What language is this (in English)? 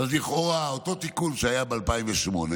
Hebrew